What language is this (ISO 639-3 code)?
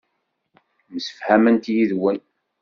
kab